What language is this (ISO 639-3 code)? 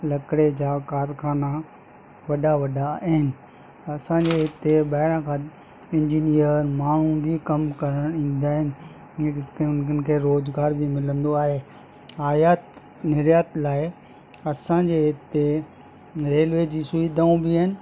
snd